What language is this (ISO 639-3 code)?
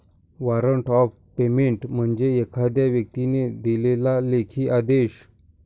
mar